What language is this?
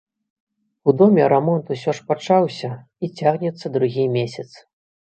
Belarusian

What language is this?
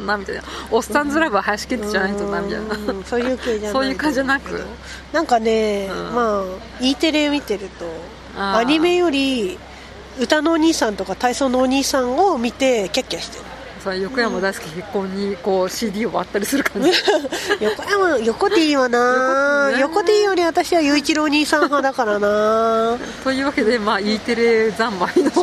Japanese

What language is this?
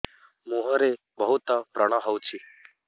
Odia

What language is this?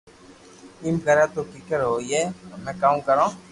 Loarki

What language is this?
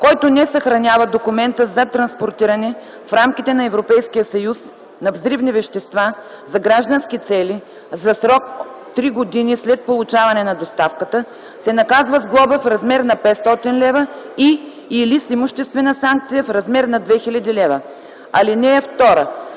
Bulgarian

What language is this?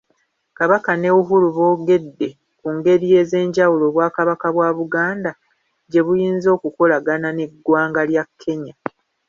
Ganda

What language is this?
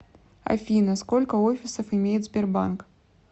Russian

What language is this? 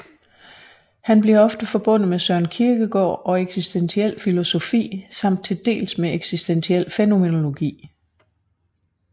Danish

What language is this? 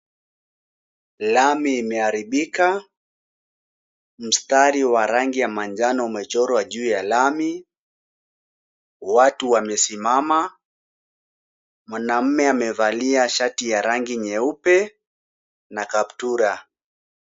Swahili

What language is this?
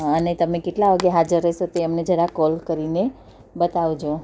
Gujarati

